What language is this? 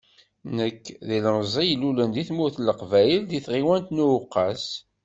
Kabyle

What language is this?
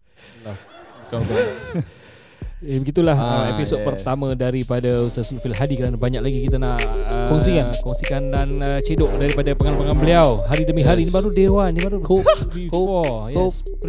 Malay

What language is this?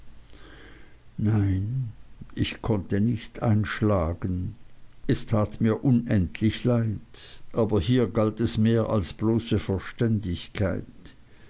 German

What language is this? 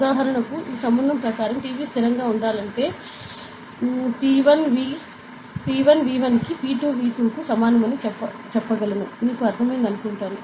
Telugu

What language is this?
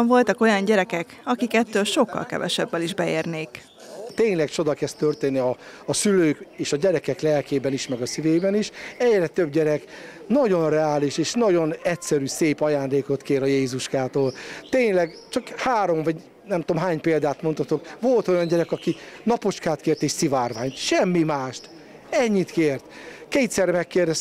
Hungarian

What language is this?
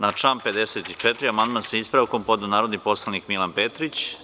Serbian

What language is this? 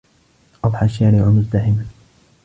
Arabic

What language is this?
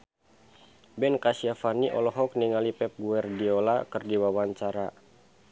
Sundanese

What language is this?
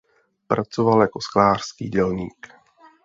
Czech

